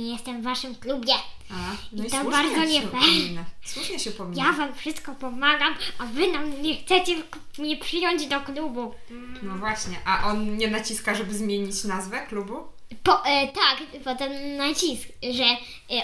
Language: Polish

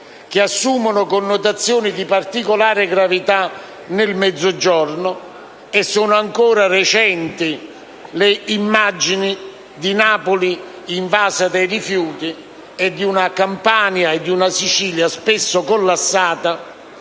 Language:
Italian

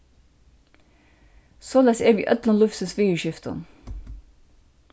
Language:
Faroese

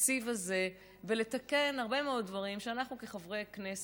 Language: Hebrew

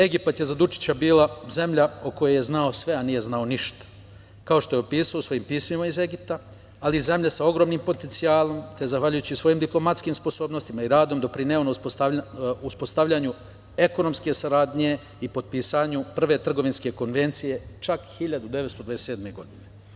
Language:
Serbian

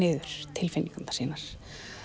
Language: Icelandic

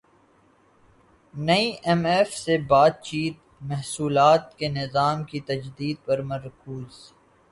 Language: Urdu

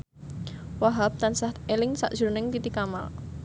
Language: Javanese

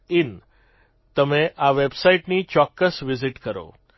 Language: Gujarati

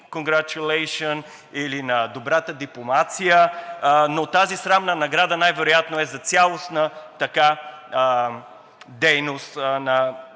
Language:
Bulgarian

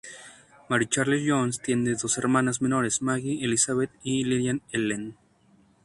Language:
Spanish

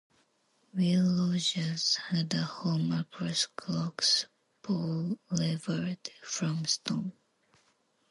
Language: English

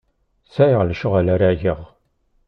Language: Kabyle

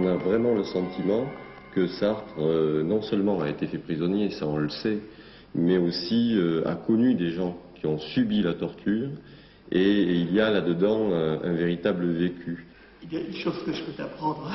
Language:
French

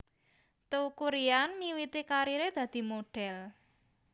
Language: Javanese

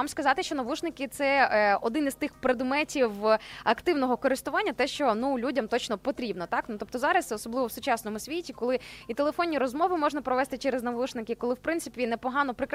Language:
Ukrainian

